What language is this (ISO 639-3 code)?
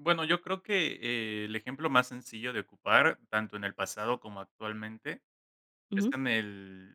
spa